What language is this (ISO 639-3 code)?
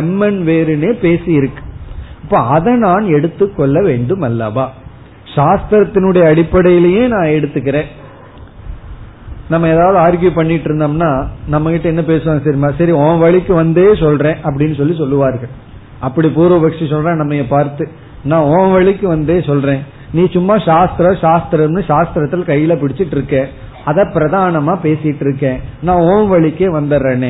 tam